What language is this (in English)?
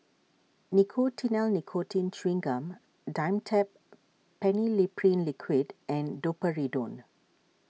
English